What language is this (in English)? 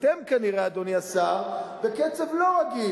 Hebrew